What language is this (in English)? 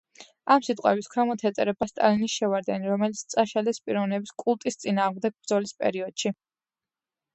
Georgian